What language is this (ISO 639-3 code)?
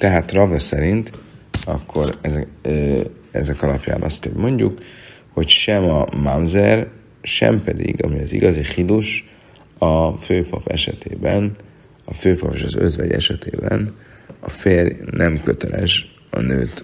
hun